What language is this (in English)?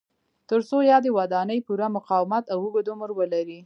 Pashto